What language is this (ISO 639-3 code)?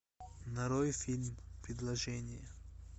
rus